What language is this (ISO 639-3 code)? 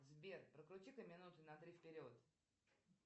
rus